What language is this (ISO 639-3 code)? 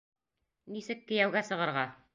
bak